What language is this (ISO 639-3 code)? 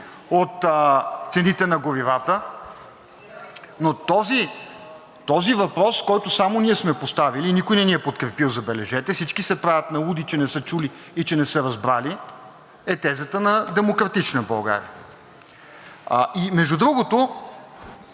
bul